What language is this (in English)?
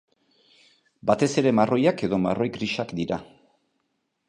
Basque